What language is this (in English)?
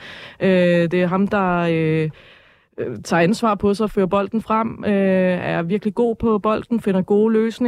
Danish